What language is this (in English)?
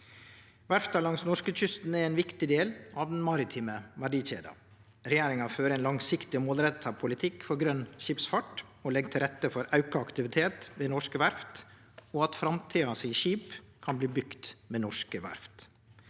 Norwegian